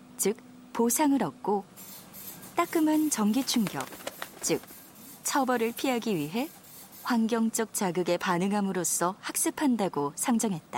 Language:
Korean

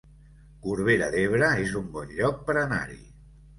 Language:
Catalan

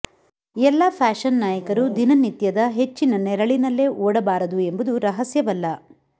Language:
Kannada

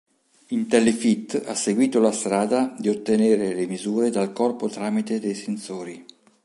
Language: Italian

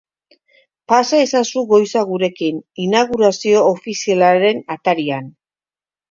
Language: Basque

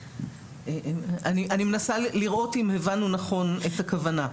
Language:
Hebrew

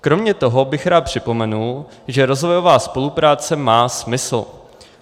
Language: Czech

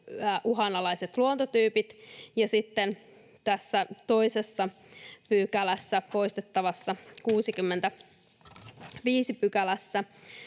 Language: Finnish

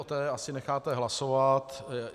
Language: Czech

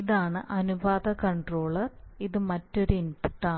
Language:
Malayalam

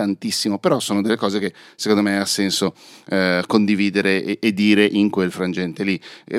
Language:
Italian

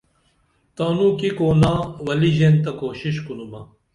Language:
Dameli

